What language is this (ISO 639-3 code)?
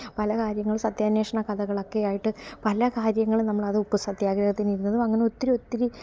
mal